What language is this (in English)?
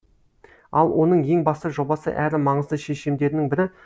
Kazakh